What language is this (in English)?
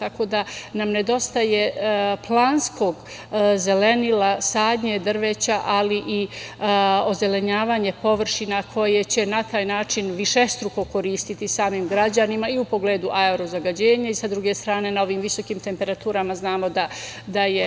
Serbian